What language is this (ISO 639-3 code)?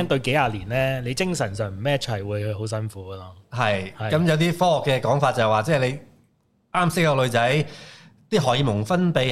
zho